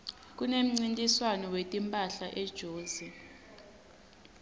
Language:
Swati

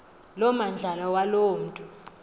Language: Xhosa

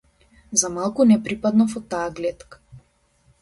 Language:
Macedonian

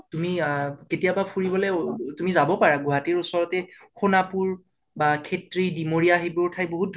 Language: Assamese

